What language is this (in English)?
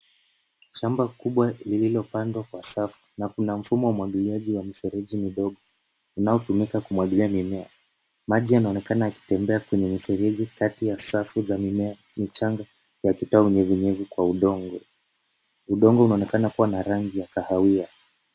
Swahili